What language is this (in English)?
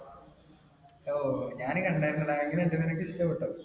Malayalam